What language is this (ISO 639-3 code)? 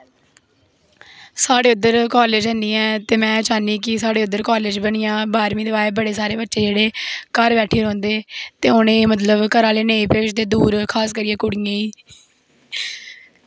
doi